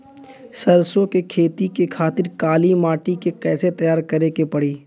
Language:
Bhojpuri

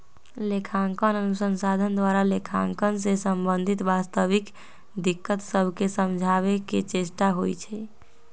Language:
Magahi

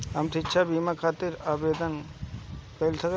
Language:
Bhojpuri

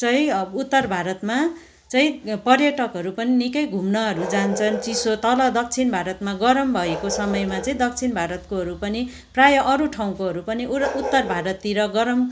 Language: Nepali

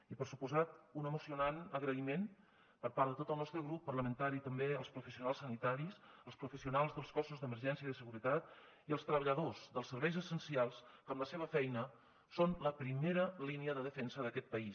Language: Catalan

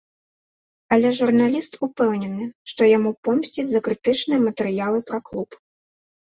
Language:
Belarusian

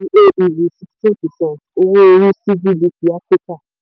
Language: Yoruba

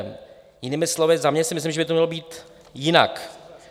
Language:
Czech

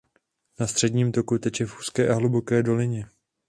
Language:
Czech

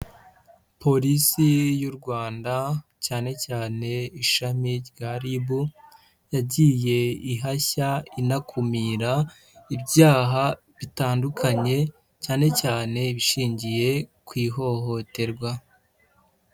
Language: Kinyarwanda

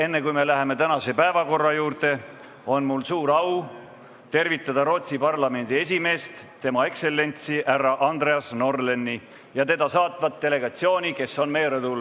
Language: Estonian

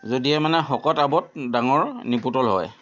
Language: Assamese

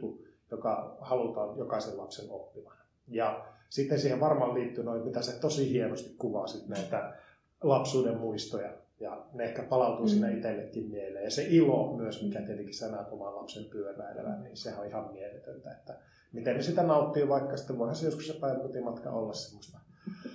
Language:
Finnish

